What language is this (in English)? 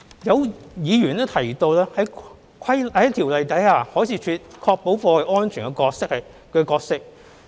Cantonese